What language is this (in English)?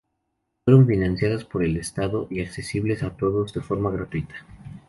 Spanish